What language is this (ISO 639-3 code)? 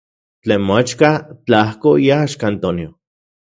ncx